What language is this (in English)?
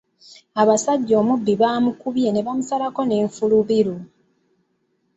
Ganda